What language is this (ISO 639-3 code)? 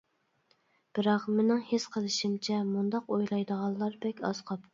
uig